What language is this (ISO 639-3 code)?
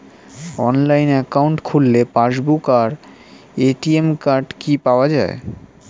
ben